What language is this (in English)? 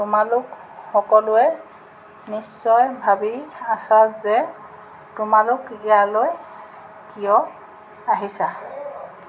Assamese